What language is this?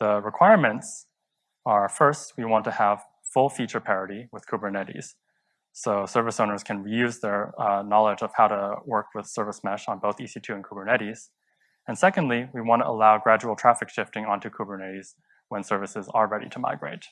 English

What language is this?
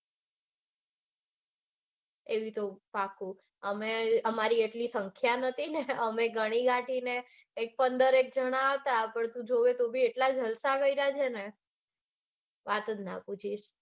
Gujarati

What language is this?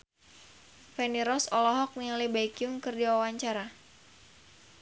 Sundanese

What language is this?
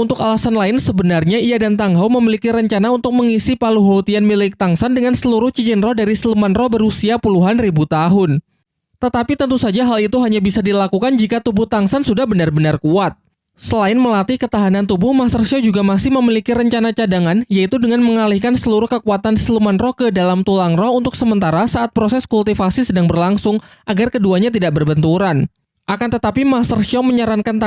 Indonesian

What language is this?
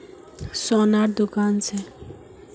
Magahi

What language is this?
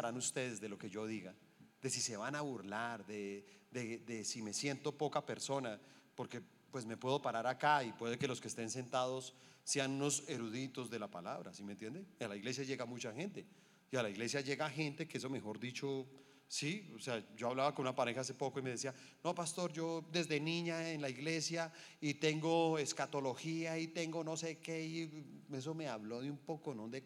Spanish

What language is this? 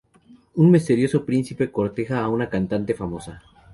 Spanish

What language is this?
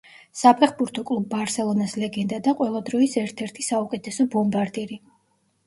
Georgian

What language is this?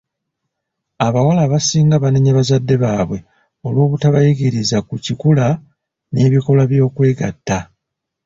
Ganda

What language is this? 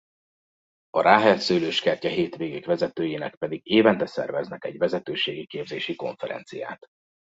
Hungarian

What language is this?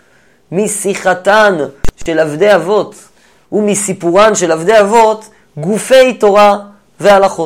Hebrew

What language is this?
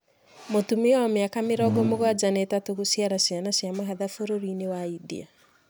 Kikuyu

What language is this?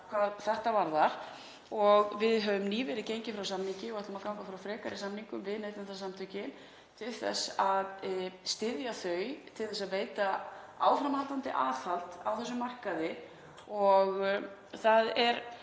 Icelandic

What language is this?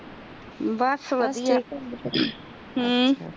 Punjabi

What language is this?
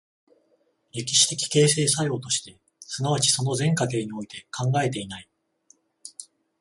Japanese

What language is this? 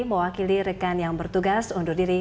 Indonesian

